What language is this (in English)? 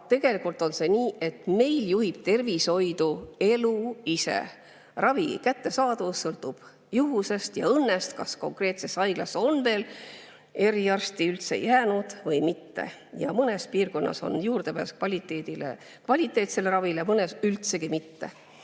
Estonian